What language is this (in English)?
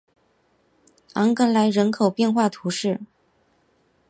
Chinese